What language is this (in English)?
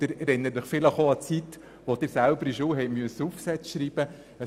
Swiss German